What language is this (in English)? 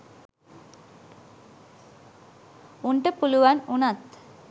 Sinhala